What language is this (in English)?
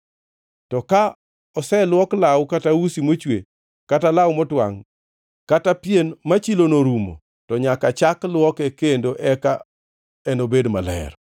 Luo (Kenya and Tanzania)